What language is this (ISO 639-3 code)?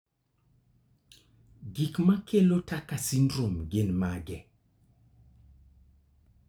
luo